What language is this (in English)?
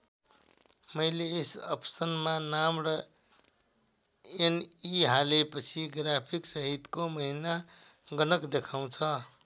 Nepali